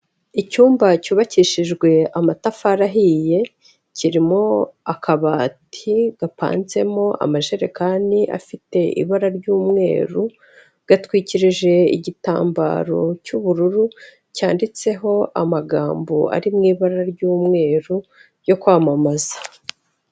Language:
Kinyarwanda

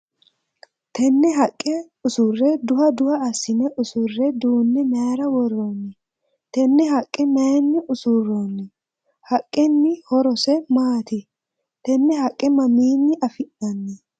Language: Sidamo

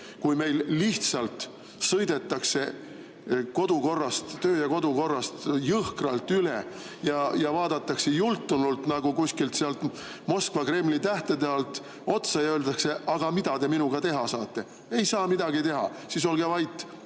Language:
Estonian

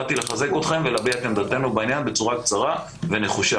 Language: Hebrew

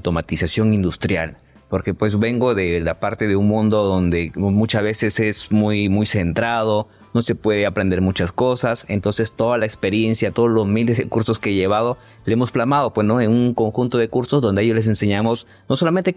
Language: Spanish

